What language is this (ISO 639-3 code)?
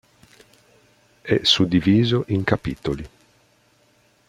ita